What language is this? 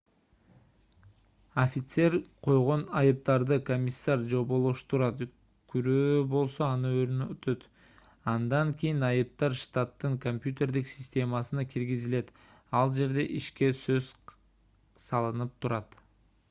Kyrgyz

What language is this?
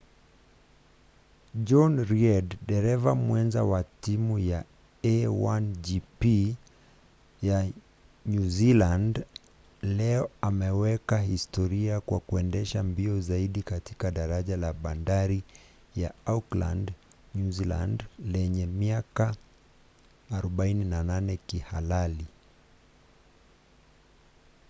Swahili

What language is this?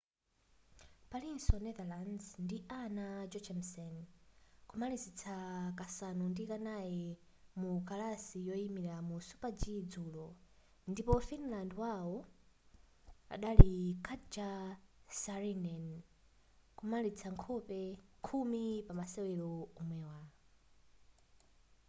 Nyanja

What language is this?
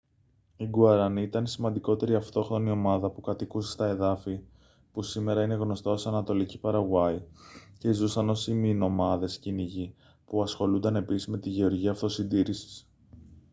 Greek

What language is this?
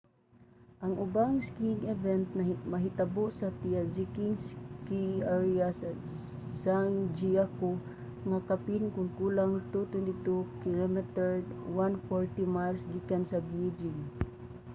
Cebuano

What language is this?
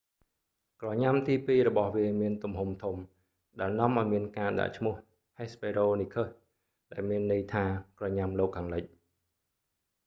Khmer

